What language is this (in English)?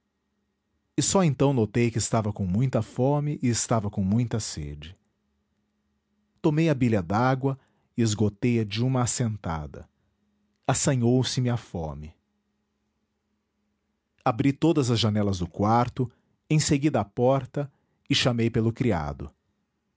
Portuguese